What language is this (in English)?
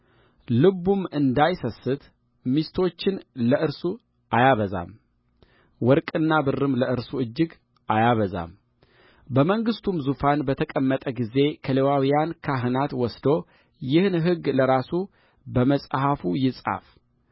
Amharic